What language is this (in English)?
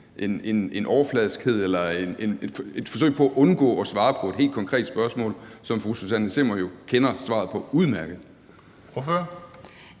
Danish